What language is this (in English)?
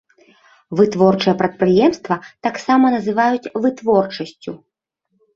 Belarusian